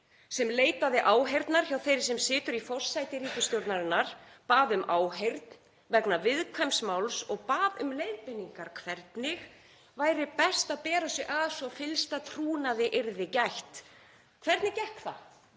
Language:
Icelandic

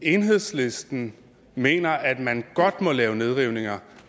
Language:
Danish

